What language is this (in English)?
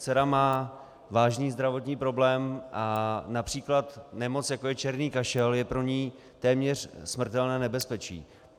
Czech